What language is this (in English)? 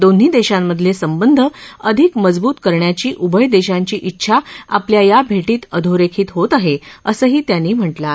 Marathi